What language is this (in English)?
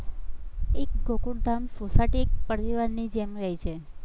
Gujarati